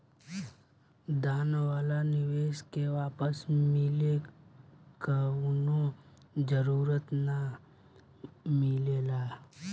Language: Bhojpuri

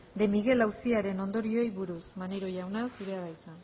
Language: Basque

